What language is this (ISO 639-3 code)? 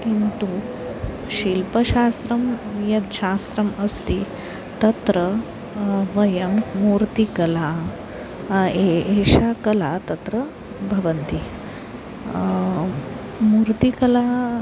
san